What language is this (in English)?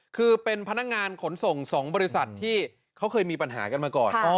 Thai